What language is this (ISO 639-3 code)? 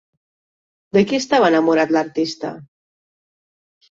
cat